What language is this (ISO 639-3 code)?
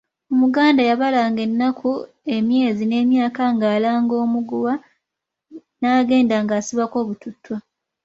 lug